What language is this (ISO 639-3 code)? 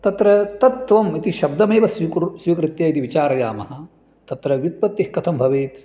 san